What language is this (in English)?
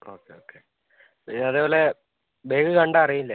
Malayalam